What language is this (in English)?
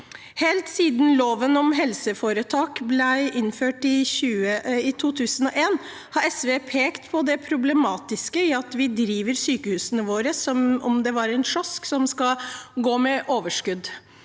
Norwegian